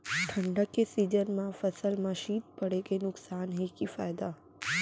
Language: Chhattisgarhi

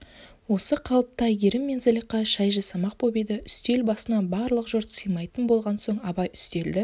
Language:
Kazakh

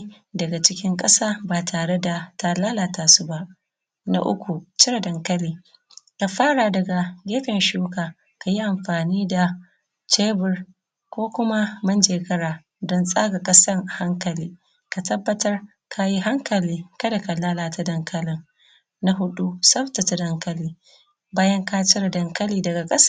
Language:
Hausa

